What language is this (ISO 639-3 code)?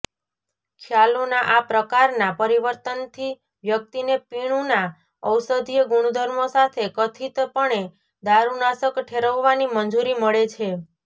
guj